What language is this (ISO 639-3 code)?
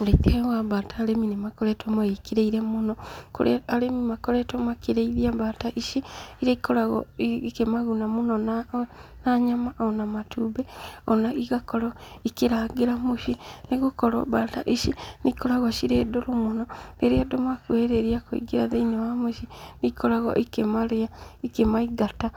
kik